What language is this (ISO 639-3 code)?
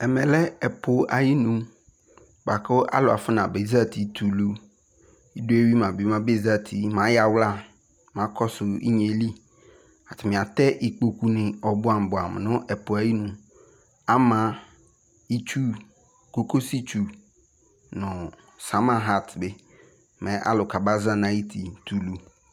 kpo